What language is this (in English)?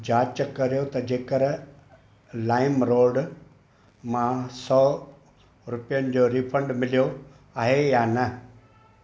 Sindhi